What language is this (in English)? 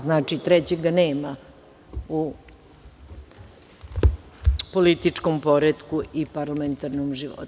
Serbian